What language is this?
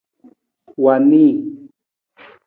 Nawdm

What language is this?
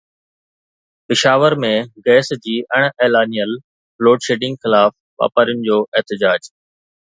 Sindhi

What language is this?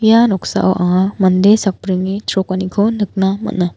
Garo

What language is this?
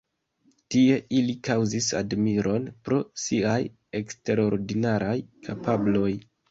Esperanto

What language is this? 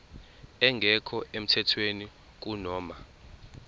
Zulu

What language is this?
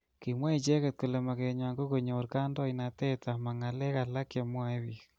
Kalenjin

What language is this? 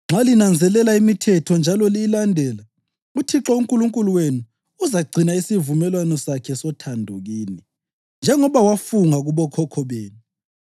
North Ndebele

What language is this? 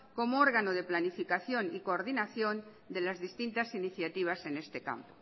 Spanish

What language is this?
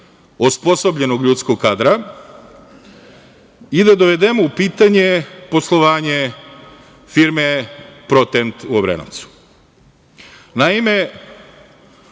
Serbian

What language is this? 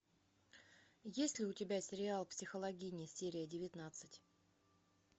Russian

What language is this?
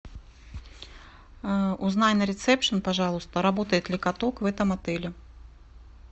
Russian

